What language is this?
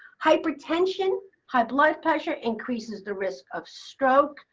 English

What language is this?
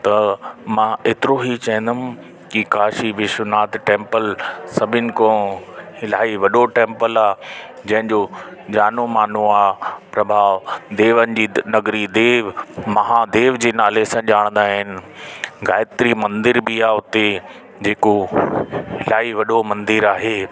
Sindhi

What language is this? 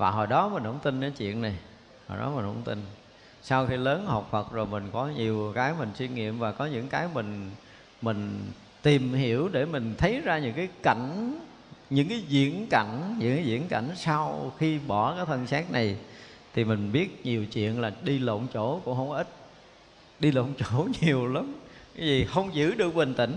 Vietnamese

